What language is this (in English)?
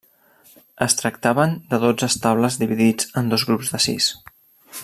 Catalan